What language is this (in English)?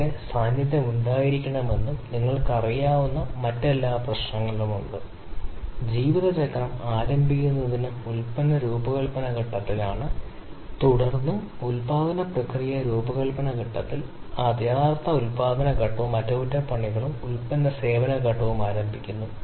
Malayalam